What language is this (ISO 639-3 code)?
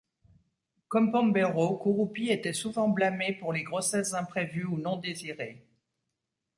fra